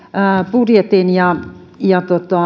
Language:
Finnish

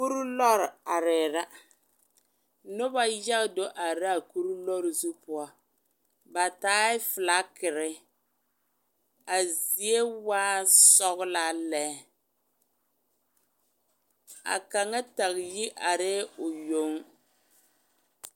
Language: Southern Dagaare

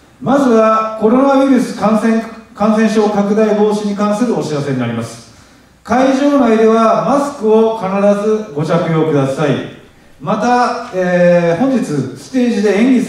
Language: Japanese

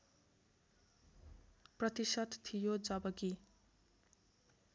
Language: Nepali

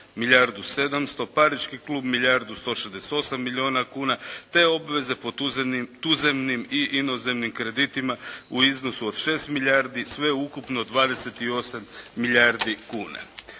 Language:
Croatian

